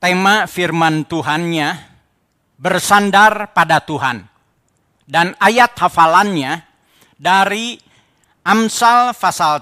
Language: Indonesian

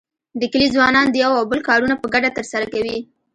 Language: Pashto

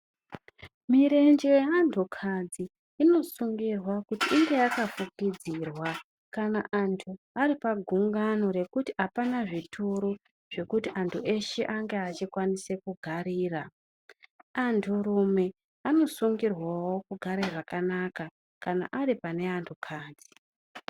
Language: Ndau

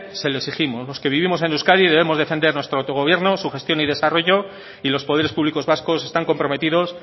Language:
Spanish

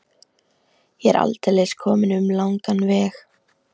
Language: Icelandic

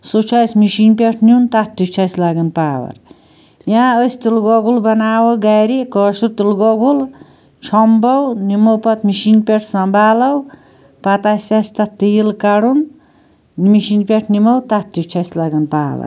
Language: Kashmiri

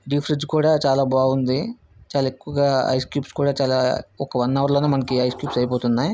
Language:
Telugu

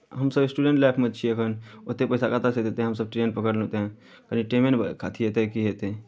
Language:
Maithili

